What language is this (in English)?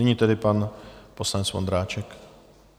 Czech